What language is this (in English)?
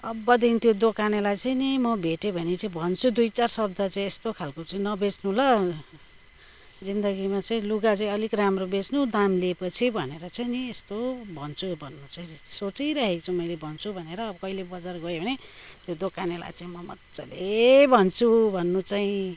Nepali